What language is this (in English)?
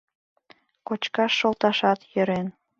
Mari